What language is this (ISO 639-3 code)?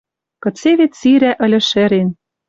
mrj